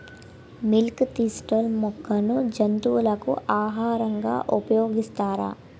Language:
Telugu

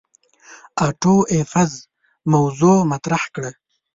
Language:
Pashto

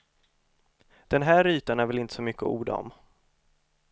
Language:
Swedish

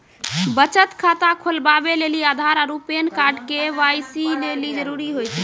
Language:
Maithili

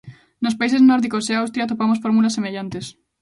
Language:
Galician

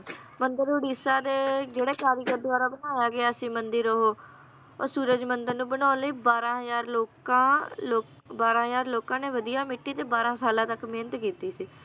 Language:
Punjabi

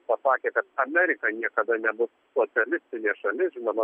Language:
Lithuanian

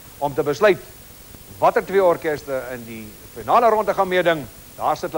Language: Dutch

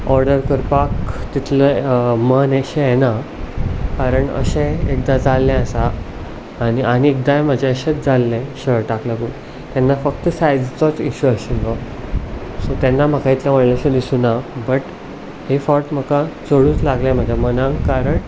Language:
Konkani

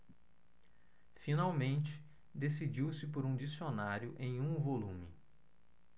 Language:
Portuguese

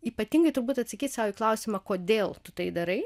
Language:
Lithuanian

